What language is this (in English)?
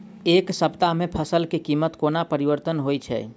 Maithili